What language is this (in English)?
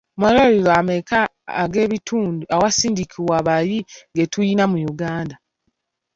Ganda